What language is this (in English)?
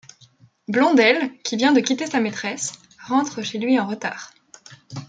French